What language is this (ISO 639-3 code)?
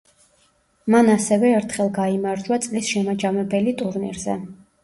kat